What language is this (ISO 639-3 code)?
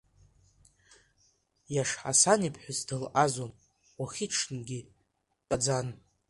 abk